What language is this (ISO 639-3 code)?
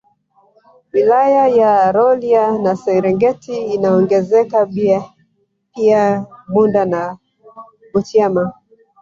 swa